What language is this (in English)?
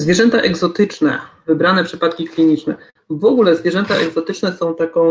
Polish